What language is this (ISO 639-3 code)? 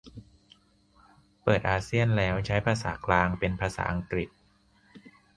tha